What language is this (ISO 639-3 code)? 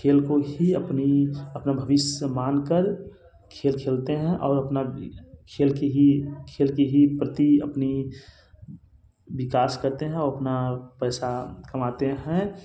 hin